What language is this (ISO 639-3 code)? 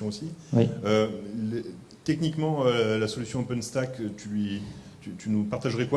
fra